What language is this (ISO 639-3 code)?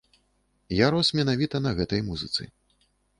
bel